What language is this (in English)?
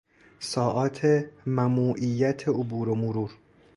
Persian